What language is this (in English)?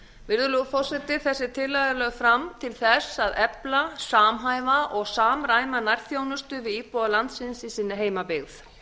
Icelandic